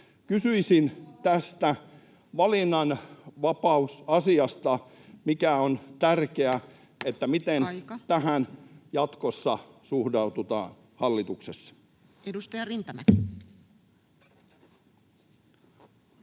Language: Finnish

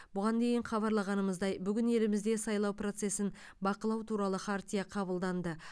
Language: Kazakh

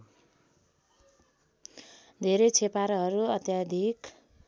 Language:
Nepali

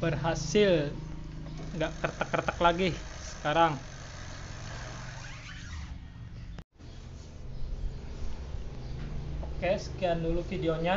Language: Indonesian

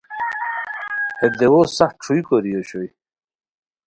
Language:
Khowar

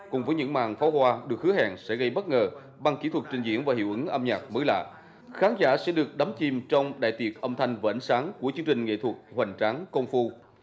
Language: Vietnamese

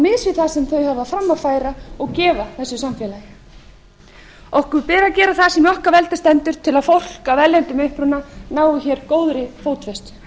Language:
Icelandic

